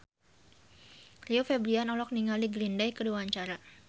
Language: Sundanese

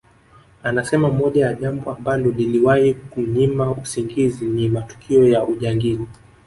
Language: Swahili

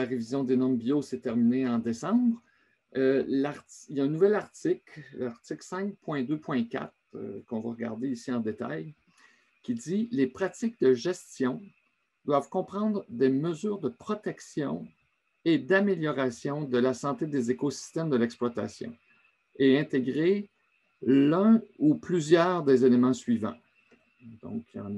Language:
French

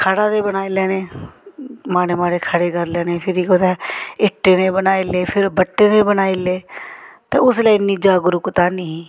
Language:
Dogri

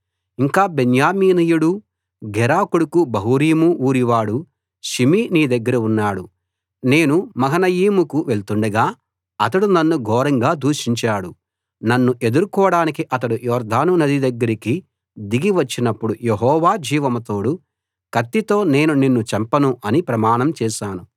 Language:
Telugu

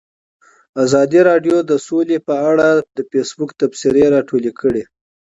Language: Pashto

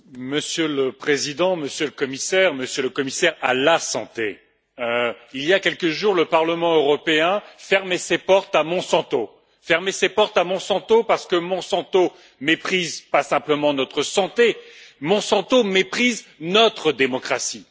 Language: French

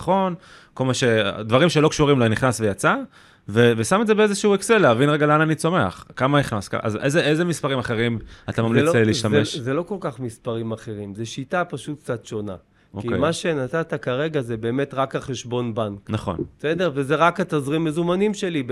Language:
Hebrew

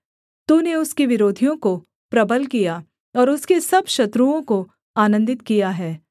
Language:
Hindi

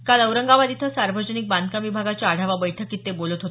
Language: Marathi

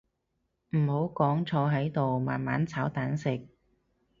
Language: Cantonese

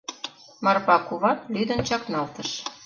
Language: Mari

